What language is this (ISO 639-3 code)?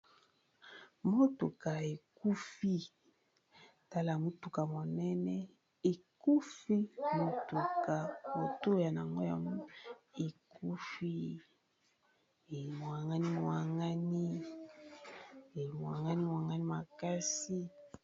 lin